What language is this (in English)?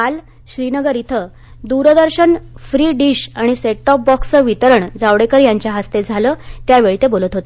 Marathi